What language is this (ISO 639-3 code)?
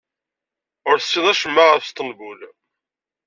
kab